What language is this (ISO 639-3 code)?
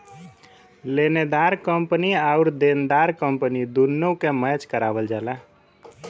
bho